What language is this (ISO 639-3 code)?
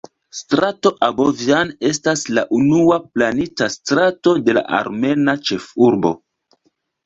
epo